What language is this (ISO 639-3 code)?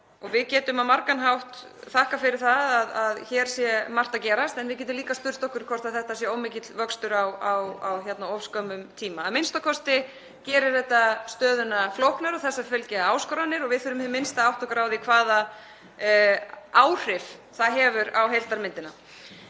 isl